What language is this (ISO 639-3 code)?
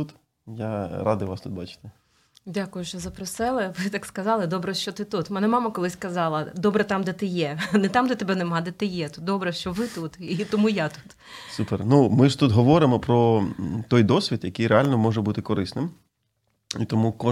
ukr